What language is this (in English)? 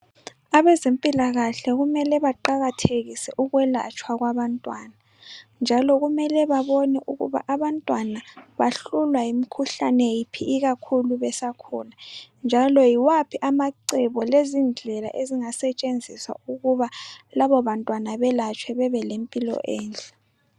North Ndebele